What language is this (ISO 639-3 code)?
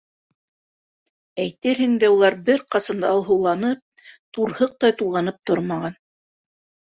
bak